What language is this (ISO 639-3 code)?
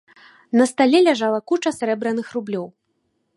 bel